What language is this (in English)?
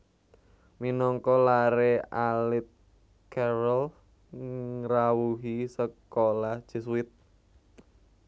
Javanese